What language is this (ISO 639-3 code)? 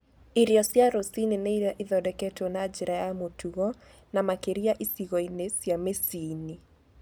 kik